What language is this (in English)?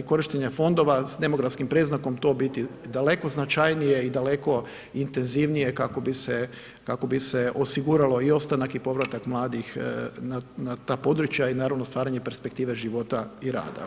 Croatian